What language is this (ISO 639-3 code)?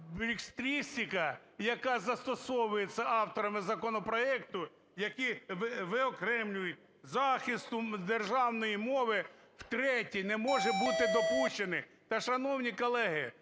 ukr